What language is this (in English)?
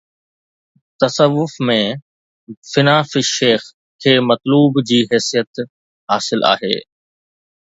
Sindhi